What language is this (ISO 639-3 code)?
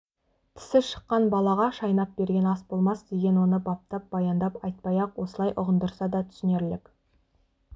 kaz